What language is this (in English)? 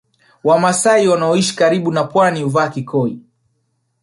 Swahili